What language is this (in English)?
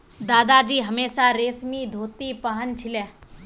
Magahi